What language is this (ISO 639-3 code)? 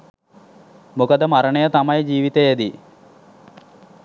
sin